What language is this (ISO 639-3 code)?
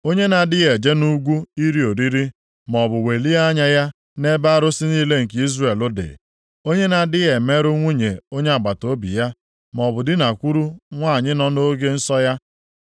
ibo